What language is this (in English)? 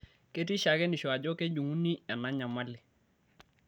Masai